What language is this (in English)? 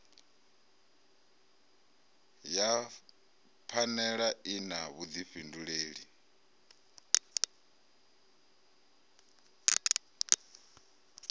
Venda